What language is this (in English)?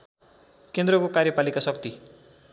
Nepali